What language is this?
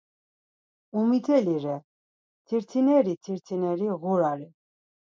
Laz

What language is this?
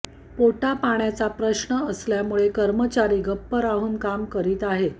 Marathi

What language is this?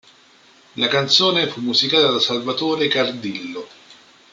Italian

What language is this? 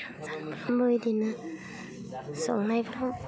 Bodo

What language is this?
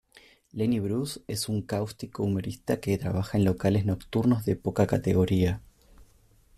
Spanish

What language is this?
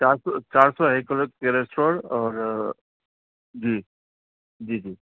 Urdu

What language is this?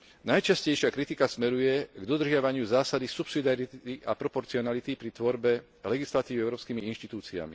Slovak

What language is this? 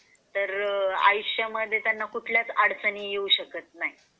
Marathi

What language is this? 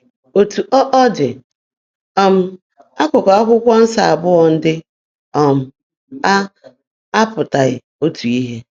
Igbo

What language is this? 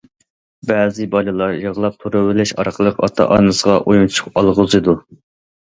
Uyghur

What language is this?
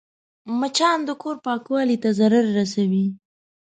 Pashto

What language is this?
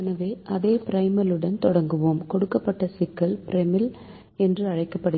Tamil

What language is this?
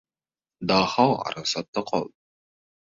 Uzbek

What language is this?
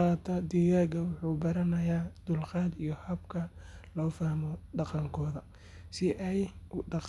Somali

